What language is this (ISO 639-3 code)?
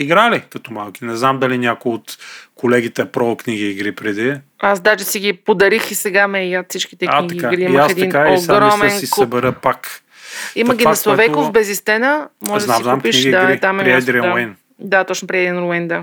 bul